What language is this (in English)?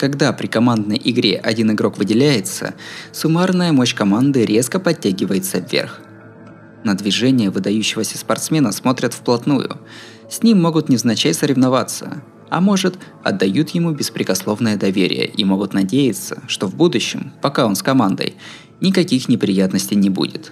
Russian